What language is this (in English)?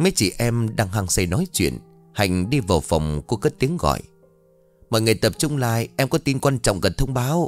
Vietnamese